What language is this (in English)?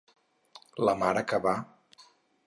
Catalan